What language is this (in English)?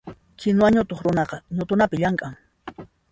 Puno Quechua